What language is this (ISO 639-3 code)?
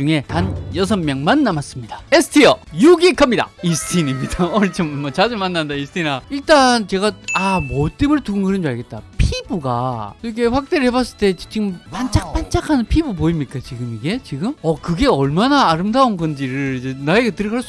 kor